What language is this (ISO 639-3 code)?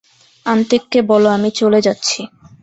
ben